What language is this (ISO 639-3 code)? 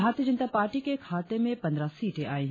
hin